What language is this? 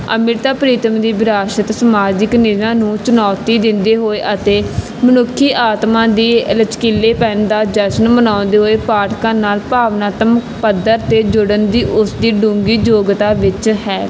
Punjabi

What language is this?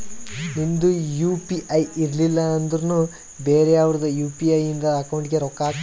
Kannada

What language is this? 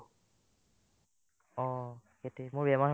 Assamese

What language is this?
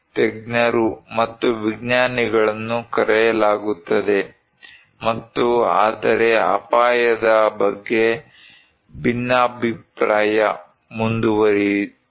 Kannada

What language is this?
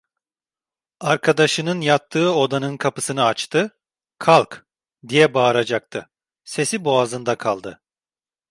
Turkish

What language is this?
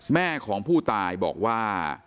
Thai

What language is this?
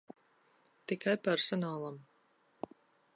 Latvian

